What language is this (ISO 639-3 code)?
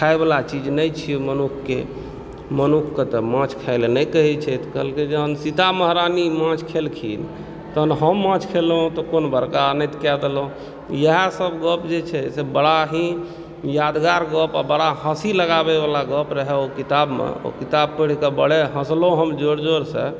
mai